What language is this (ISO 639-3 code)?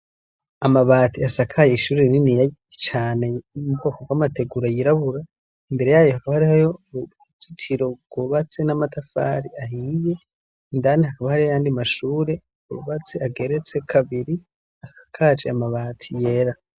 run